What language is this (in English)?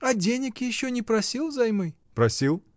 Russian